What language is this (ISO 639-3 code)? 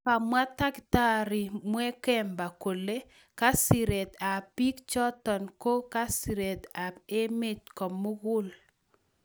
kln